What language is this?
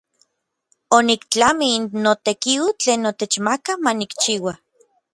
Orizaba Nahuatl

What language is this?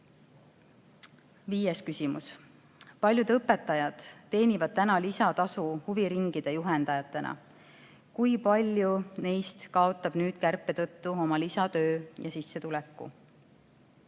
Estonian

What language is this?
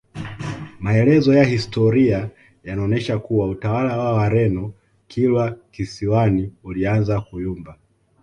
Swahili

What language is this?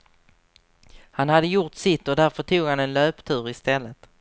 Swedish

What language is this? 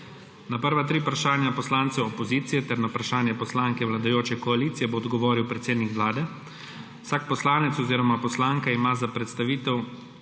Slovenian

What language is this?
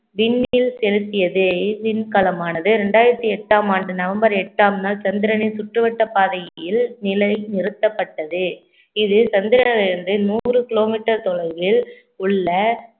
Tamil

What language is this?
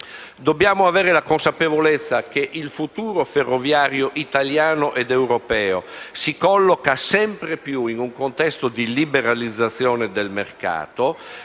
Italian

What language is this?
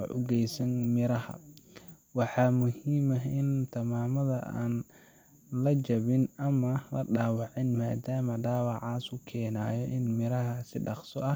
Somali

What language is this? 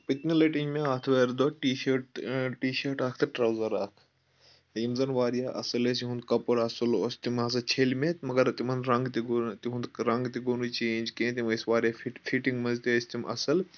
Kashmiri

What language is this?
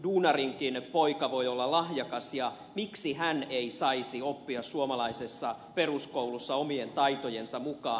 Finnish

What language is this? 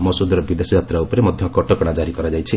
Odia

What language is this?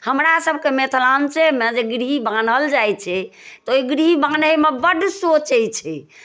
Maithili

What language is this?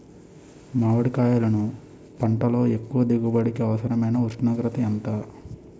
Telugu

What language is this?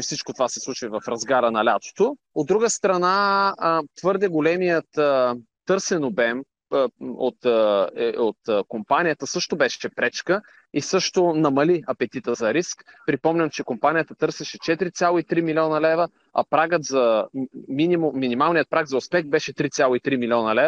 Bulgarian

